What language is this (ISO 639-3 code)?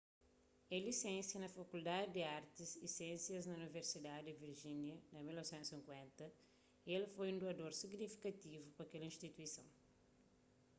kea